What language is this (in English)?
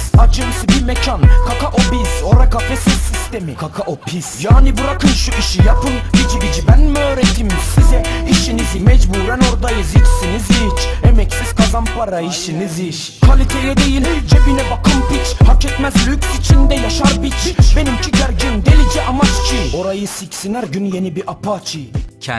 Turkish